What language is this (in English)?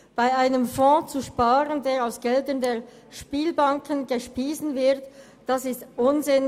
Swiss German